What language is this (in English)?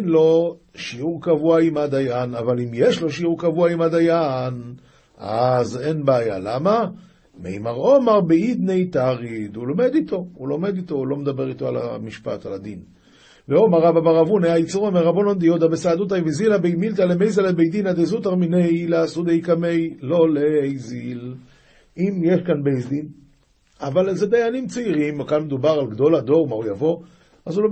Hebrew